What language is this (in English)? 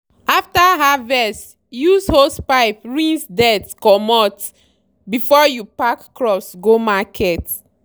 Nigerian Pidgin